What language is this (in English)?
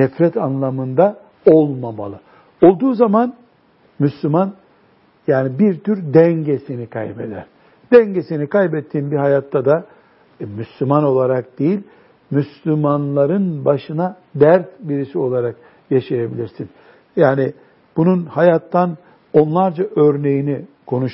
Turkish